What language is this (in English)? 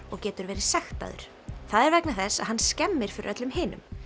Icelandic